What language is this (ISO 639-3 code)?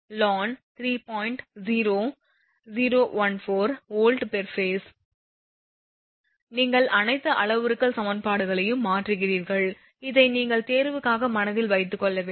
tam